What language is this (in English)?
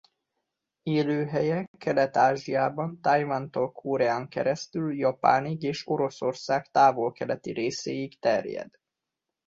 Hungarian